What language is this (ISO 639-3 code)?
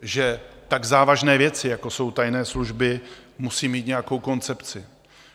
ces